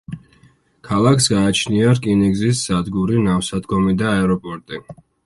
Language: Georgian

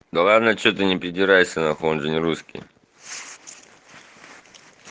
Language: Russian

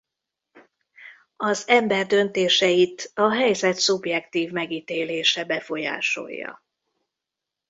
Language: Hungarian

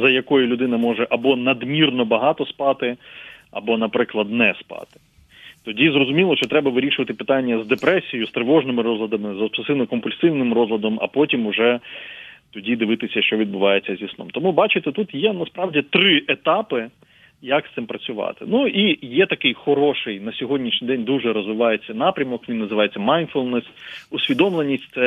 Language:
Ukrainian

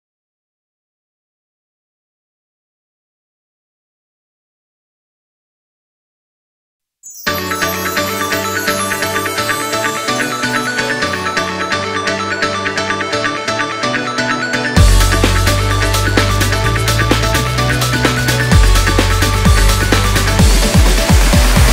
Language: Japanese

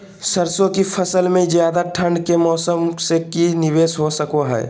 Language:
Magahi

